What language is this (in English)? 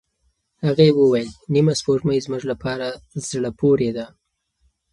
Pashto